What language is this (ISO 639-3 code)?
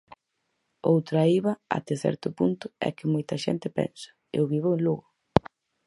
glg